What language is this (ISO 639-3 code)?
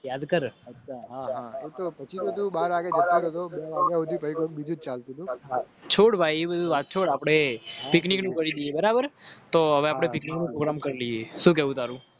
guj